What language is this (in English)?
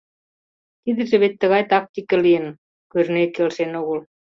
Mari